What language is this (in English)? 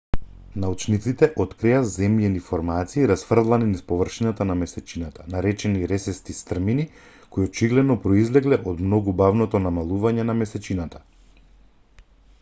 Macedonian